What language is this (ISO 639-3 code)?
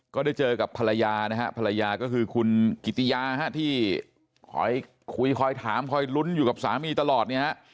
tha